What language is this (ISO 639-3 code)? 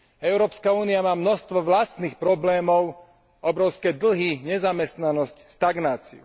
slk